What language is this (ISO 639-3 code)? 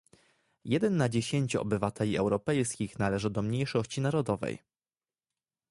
pol